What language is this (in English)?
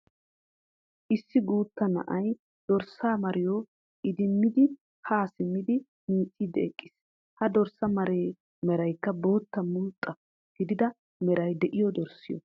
Wolaytta